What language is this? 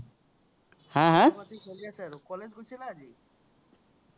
Assamese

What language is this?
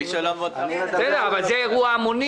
Hebrew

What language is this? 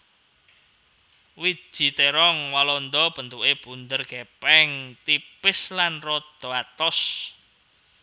Javanese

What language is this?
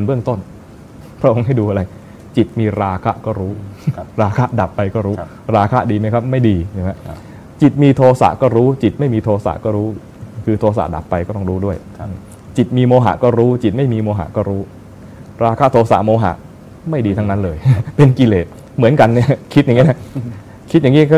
Thai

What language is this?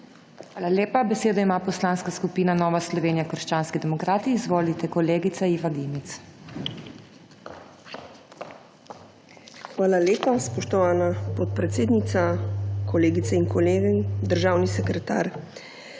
Slovenian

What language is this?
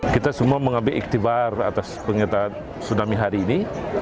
Indonesian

